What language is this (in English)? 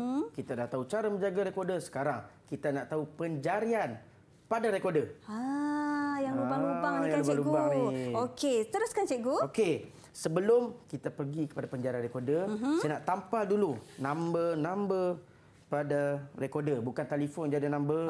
Malay